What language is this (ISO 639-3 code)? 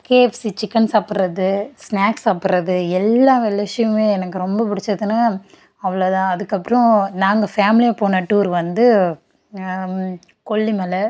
tam